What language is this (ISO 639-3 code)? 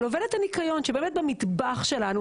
heb